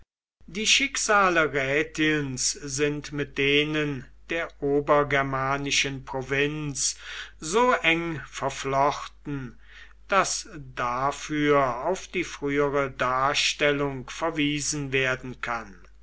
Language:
German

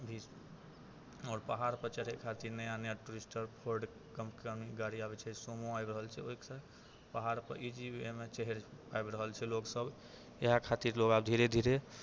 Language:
Maithili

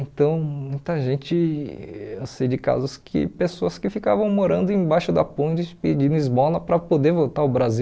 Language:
Portuguese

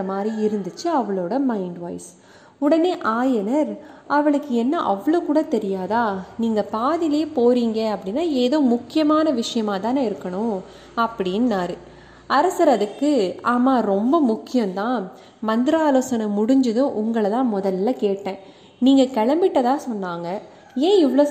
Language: Tamil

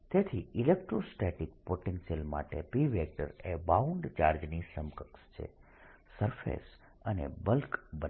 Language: Gujarati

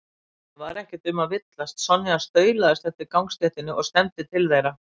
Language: Icelandic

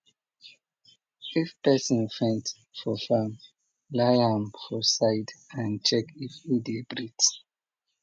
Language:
Nigerian Pidgin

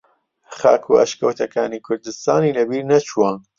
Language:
Central Kurdish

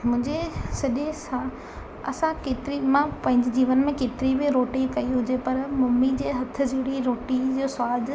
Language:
Sindhi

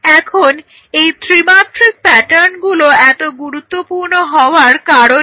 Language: Bangla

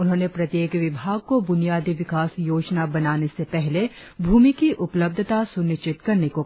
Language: Hindi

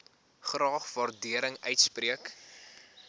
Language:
Afrikaans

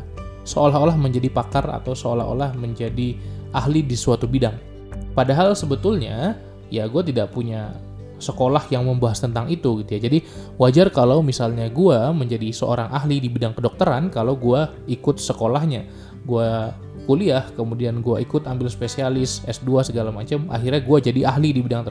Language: Indonesian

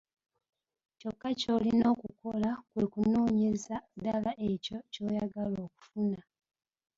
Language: Ganda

